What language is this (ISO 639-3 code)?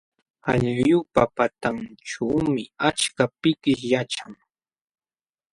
qxw